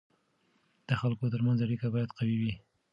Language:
Pashto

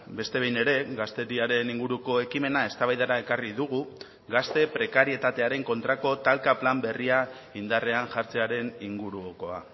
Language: Basque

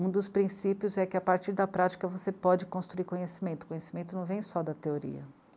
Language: Portuguese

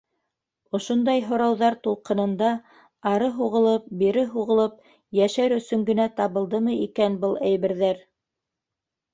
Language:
Bashkir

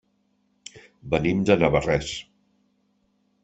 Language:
Catalan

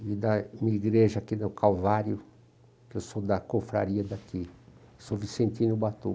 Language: Portuguese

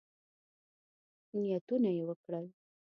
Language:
Pashto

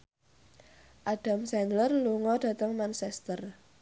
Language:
Javanese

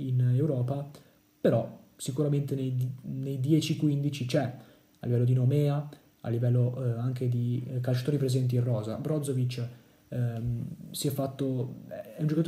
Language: Italian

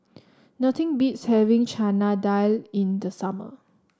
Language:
English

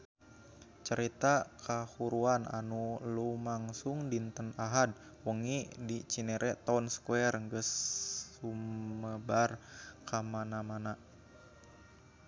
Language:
Sundanese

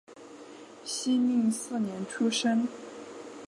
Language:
Chinese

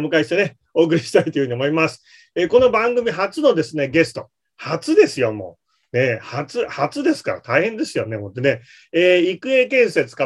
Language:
Japanese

